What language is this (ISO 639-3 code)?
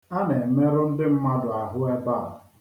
ibo